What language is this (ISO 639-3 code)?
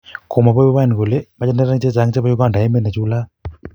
kln